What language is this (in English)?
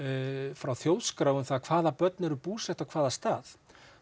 Icelandic